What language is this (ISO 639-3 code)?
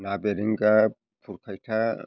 brx